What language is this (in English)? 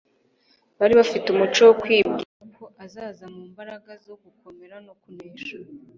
Kinyarwanda